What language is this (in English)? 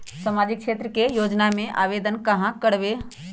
Magahi